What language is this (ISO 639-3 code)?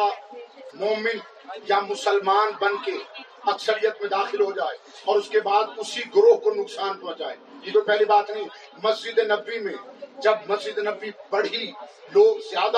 urd